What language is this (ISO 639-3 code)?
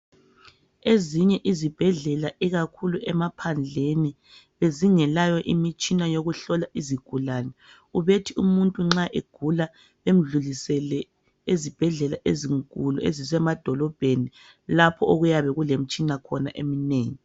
nde